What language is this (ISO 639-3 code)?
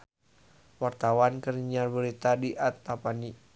sun